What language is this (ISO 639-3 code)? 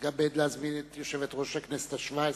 heb